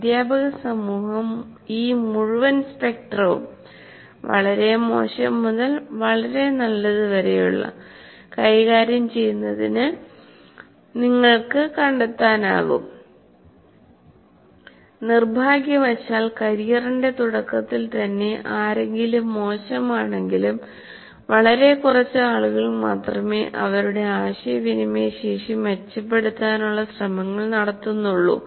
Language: Malayalam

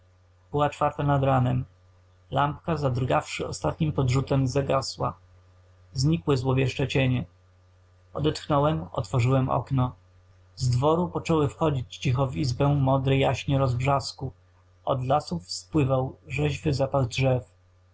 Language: Polish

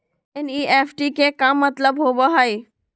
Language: Magahi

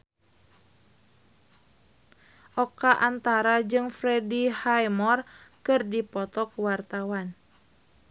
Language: Sundanese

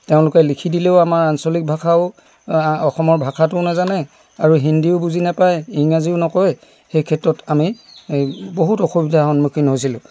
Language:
Assamese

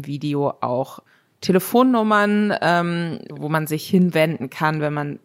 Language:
German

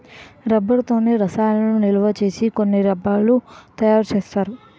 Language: Telugu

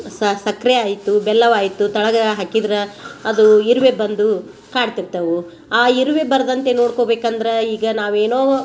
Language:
Kannada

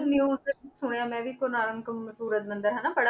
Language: Punjabi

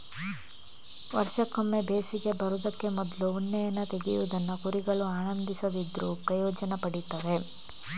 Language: Kannada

